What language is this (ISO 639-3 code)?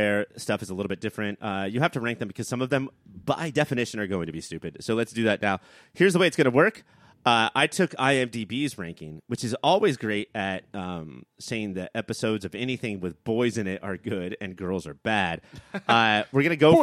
eng